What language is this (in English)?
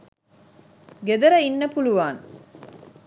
Sinhala